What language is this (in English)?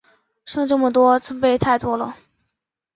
Chinese